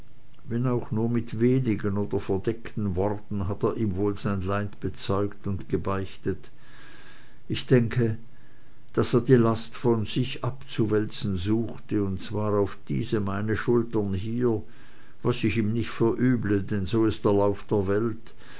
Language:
German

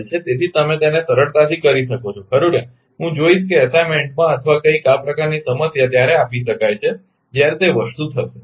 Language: Gujarati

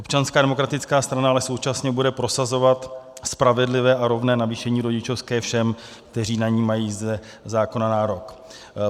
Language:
Czech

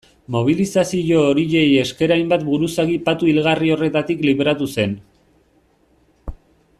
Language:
Basque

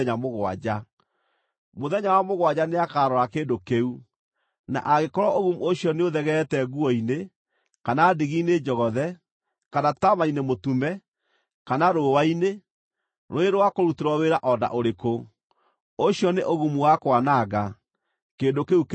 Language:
Kikuyu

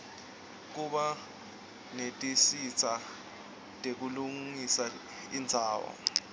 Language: Swati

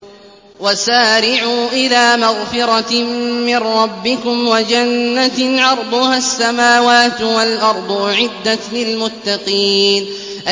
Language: Arabic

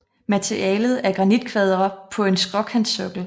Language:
Danish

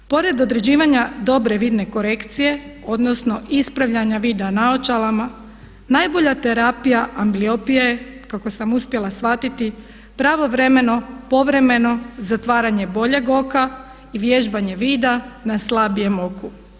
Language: Croatian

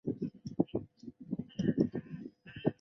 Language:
Chinese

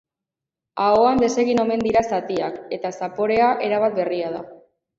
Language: Basque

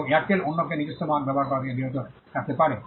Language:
Bangla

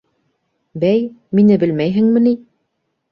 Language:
Bashkir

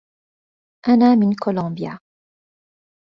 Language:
Arabic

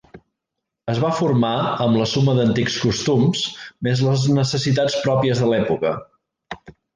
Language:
Catalan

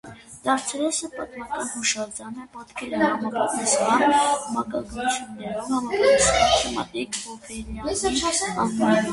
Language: Armenian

